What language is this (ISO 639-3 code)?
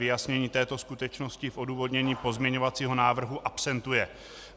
ces